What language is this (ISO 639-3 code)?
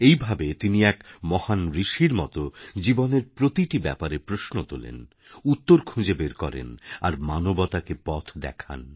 ben